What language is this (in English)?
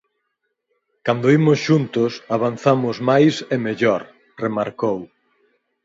Galician